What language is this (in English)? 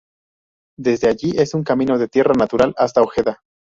Spanish